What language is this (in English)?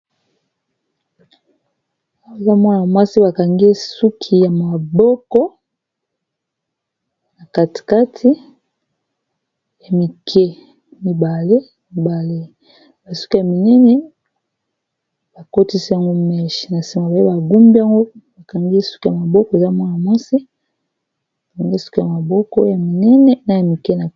Lingala